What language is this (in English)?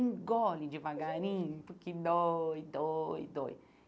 Portuguese